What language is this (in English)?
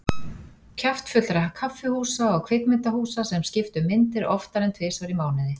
Icelandic